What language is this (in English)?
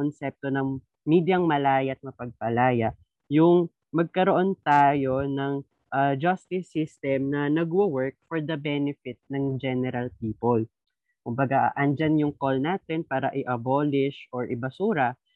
Filipino